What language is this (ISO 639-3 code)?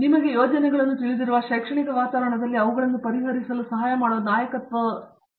kan